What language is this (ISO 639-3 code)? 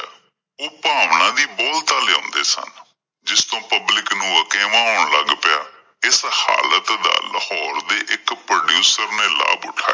pan